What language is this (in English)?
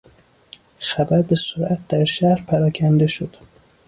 Persian